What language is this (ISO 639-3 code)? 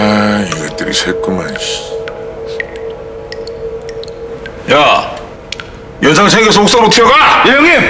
kor